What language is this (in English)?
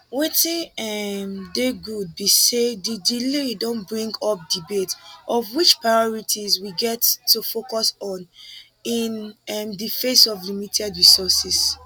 Nigerian Pidgin